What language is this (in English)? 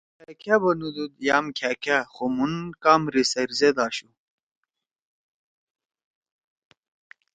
Torwali